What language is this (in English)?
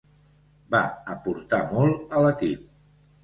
Catalan